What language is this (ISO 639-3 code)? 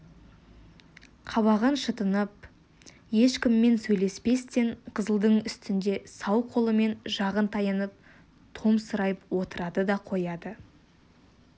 kaz